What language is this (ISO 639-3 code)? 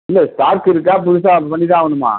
tam